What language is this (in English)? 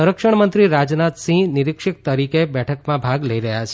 Gujarati